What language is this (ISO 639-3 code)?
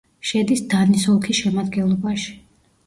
kat